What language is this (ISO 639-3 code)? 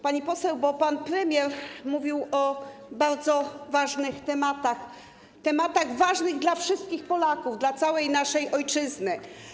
pol